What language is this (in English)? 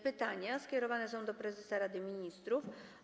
Polish